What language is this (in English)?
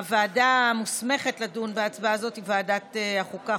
Hebrew